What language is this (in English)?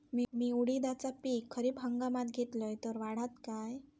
Marathi